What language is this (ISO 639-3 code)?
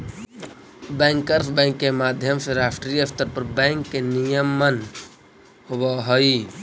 mag